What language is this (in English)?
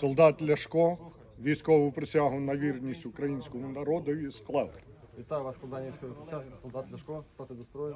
Ukrainian